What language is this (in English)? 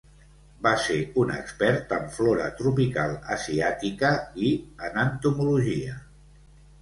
Catalan